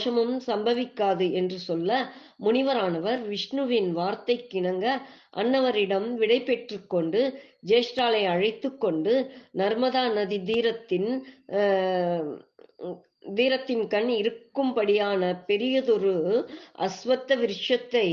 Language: Tamil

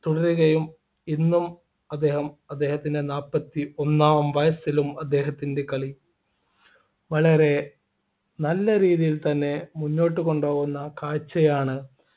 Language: Malayalam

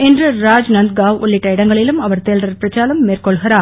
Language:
Tamil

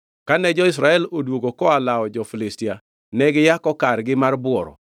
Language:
Luo (Kenya and Tanzania)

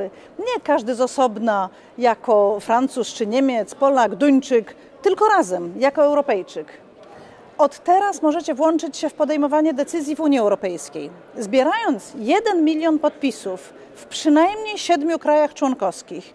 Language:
Polish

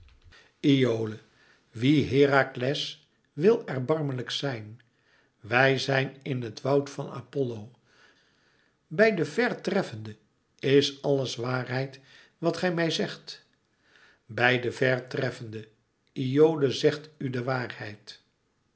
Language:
Dutch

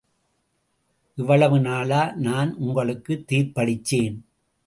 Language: Tamil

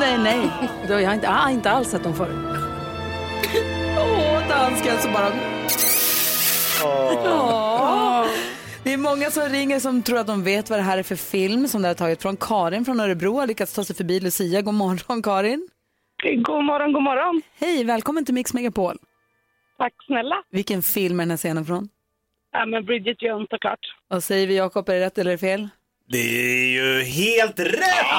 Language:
Swedish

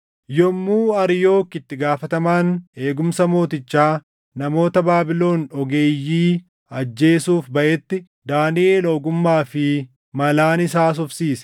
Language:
Oromo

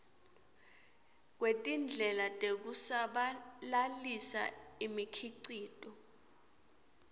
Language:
Swati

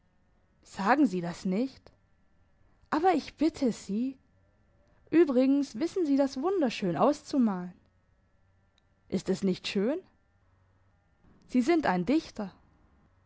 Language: German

